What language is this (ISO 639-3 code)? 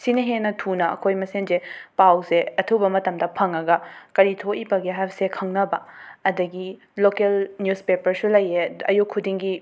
mni